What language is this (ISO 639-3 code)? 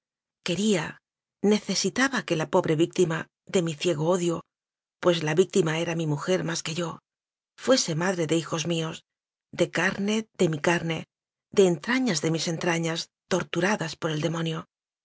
spa